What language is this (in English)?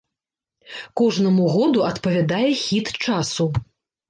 Belarusian